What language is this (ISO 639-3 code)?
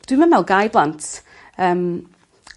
cym